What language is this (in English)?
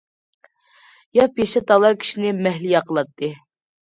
Uyghur